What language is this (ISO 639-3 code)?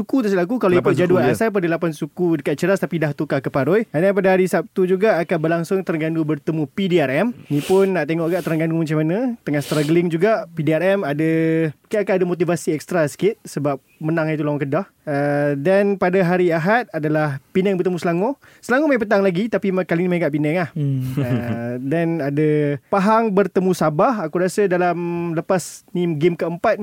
msa